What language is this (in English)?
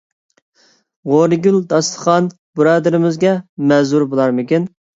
Uyghur